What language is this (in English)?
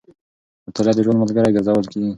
Pashto